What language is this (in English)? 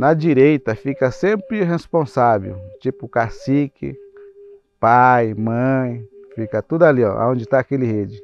Portuguese